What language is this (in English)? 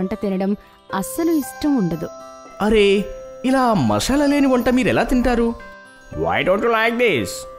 Telugu